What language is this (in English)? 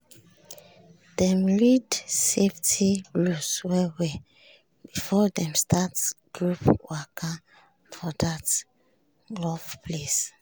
Nigerian Pidgin